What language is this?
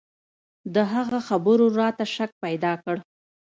Pashto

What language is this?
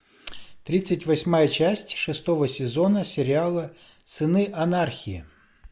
Russian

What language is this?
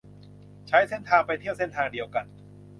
Thai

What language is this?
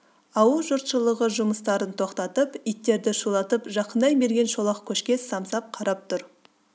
Kazakh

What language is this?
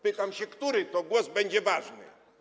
Polish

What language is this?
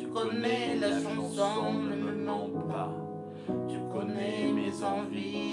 French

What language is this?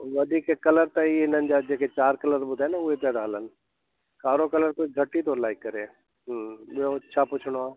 Sindhi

